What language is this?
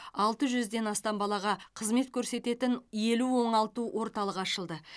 Kazakh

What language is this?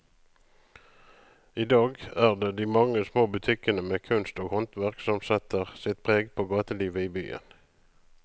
Norwegian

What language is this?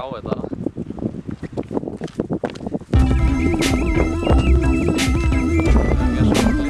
Icelandic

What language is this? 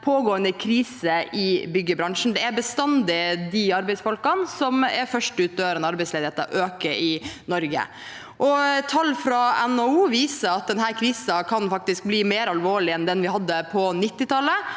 Norwegian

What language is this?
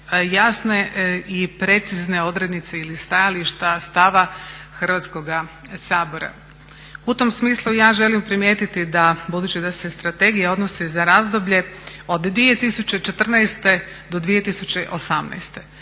Croatian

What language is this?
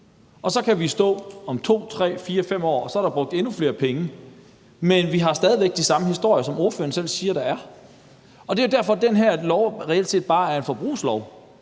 Danish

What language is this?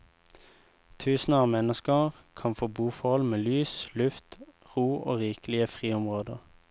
Norwegian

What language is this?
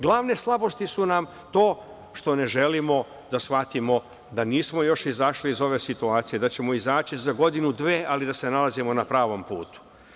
Serbian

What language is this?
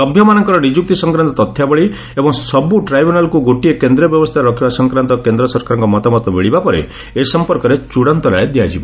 Odia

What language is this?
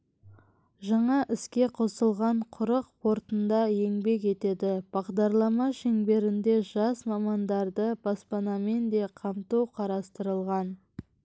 Kazakh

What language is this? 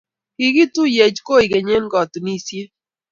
Kalenjin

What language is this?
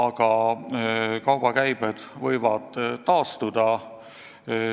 Estonian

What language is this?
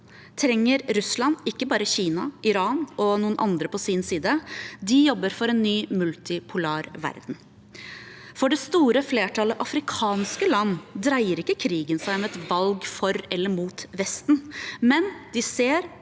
Norwegian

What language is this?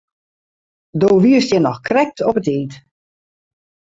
Western Frisian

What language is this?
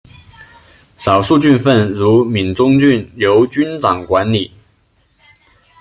Chinese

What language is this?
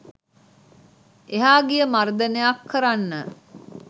Sinhala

